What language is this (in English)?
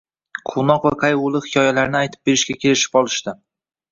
Uzbek